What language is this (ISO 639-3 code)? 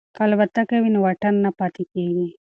pus